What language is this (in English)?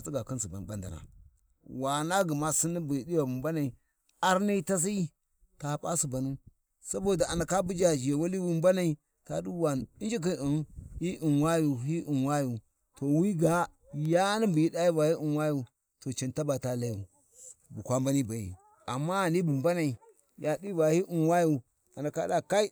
Warji